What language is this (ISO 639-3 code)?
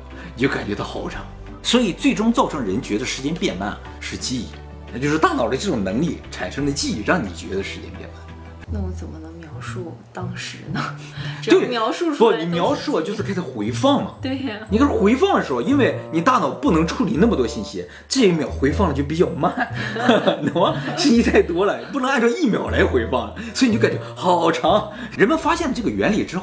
zho